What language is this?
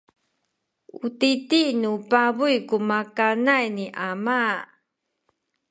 Sakizaya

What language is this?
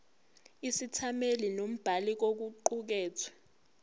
Zulu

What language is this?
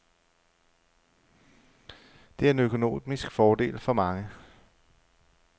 Danish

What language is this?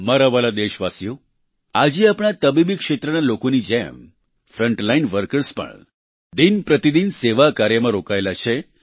Gujarati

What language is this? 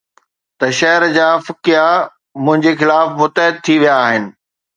Sindhi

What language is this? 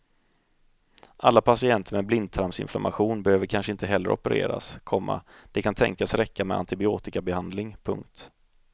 Swedish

